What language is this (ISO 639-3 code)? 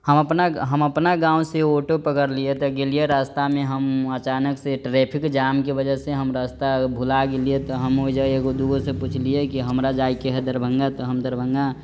mai